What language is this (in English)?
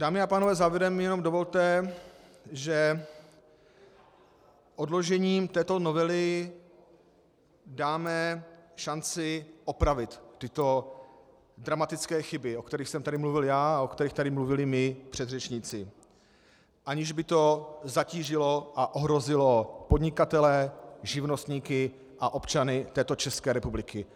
Czech